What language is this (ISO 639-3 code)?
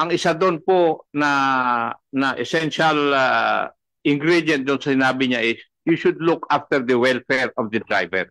fil